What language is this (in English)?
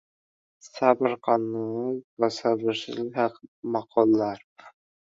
Uzbek